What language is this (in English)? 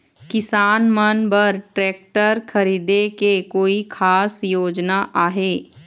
Chhattisgarhi